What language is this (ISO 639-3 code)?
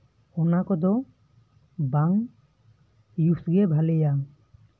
sat